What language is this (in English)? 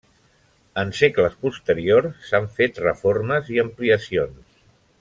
Catalan